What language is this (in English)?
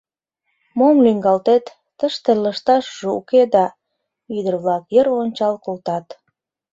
Mari